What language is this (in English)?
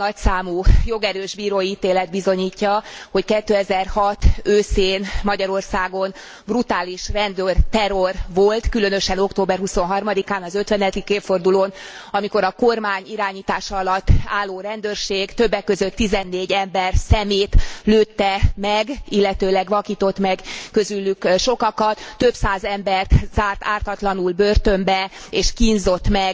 Hungarian